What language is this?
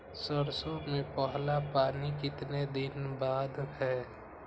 Magahi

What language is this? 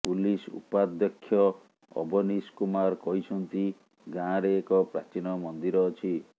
Odia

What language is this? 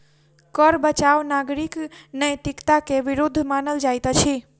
Maithili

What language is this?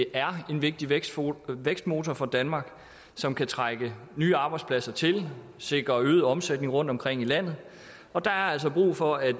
Danish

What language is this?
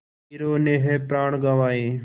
Hindi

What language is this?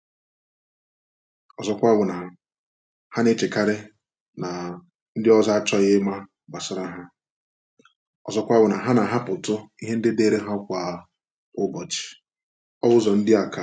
Igbo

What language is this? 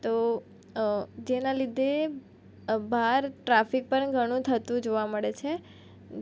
Gujarati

